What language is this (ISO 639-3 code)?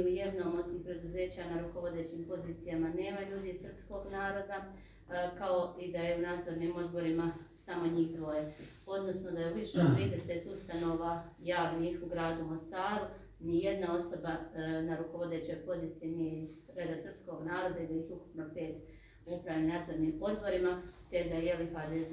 hrv